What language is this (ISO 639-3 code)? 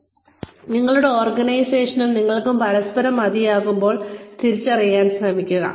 mal